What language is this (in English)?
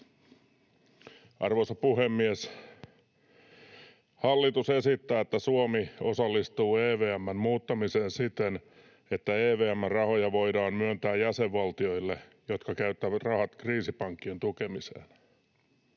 Finnish